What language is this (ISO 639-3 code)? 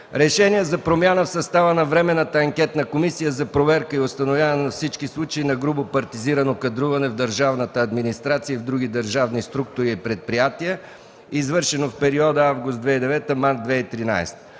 bul